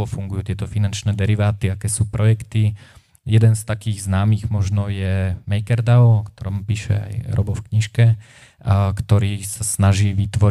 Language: Slovak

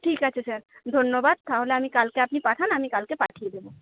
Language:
Bangla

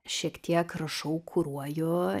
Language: Lithuanian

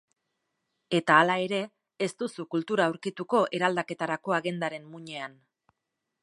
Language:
Basque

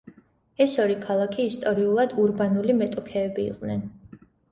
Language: Georgian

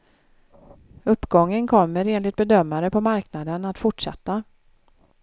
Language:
Swedish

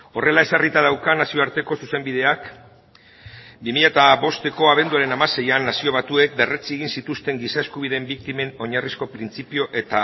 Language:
Basque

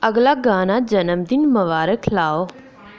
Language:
Dogri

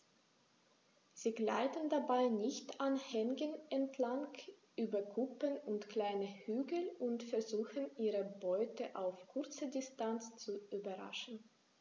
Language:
German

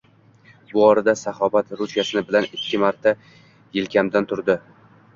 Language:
Uzbek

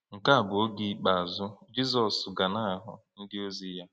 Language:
Igbo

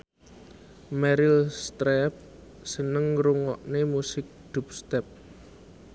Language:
Javanese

